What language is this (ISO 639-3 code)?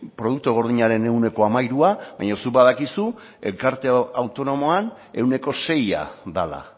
eus